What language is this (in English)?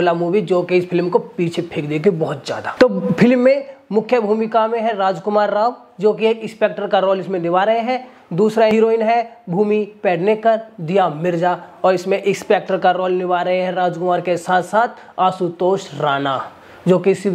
Hindi